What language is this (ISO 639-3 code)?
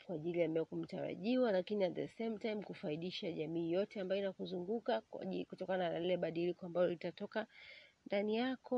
swa